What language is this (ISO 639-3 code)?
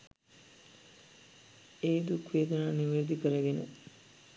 sin